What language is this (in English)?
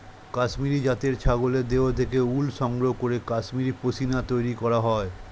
Bangla